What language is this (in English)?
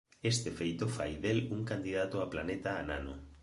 Galician